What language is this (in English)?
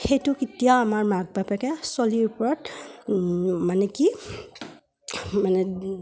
Assamese